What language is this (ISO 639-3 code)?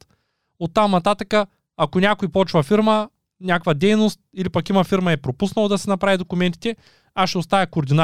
bul